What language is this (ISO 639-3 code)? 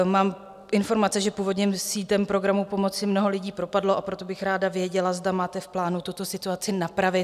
ces